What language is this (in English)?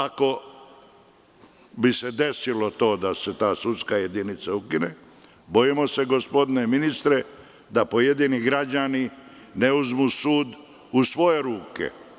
Serbian